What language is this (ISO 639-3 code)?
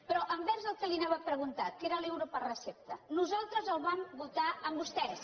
cat